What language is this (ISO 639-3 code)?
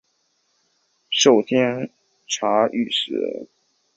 zho